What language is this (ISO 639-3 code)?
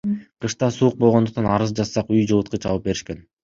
kir